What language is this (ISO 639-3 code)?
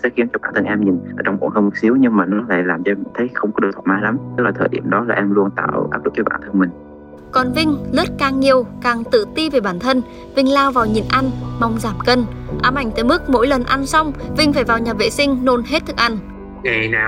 vie